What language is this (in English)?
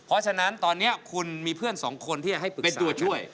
Thai